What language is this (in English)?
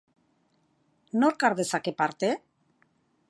Basque